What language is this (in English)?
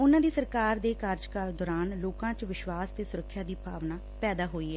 Punjabi